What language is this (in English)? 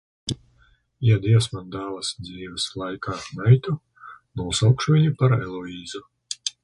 Latvian